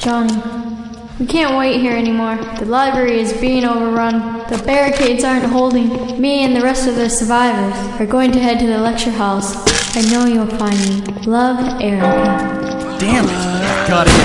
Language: English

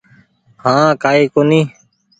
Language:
Goaria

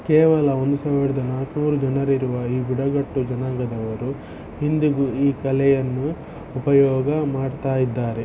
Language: Kannada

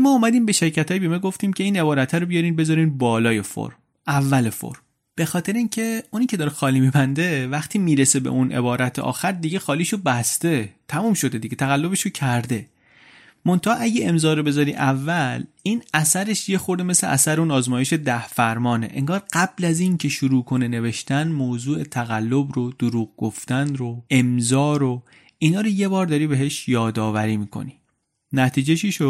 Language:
Persian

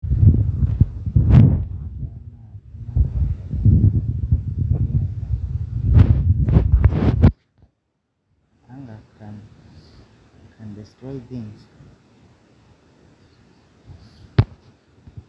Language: Masai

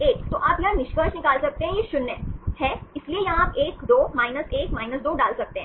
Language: Hindi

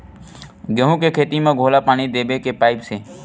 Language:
Chhattisgarhi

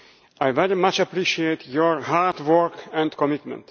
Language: English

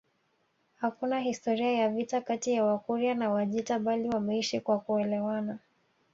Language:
Swahili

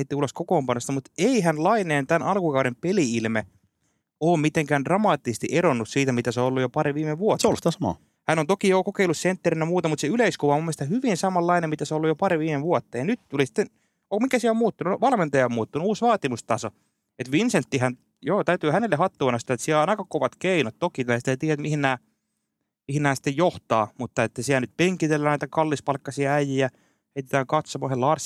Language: Finnish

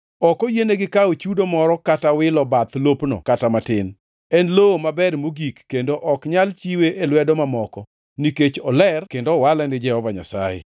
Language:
Luo (Kenya and Tanzania)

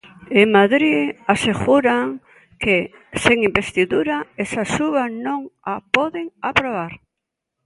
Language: Galician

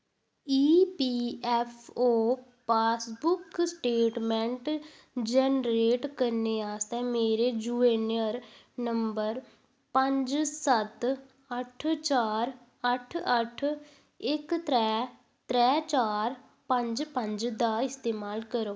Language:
Dogri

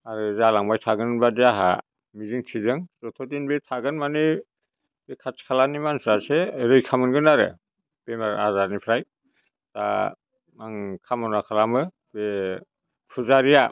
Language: Bodo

